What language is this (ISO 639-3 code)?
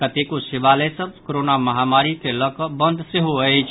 mai